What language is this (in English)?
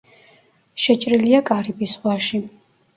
Georgian